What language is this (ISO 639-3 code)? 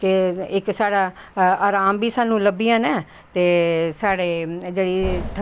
doi